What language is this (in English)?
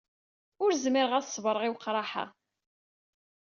Kabyle